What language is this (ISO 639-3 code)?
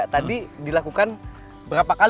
ind